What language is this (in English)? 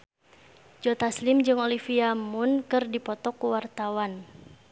Sundanese